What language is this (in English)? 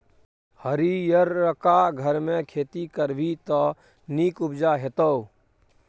Maithili